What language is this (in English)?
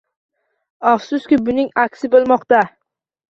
Uzbek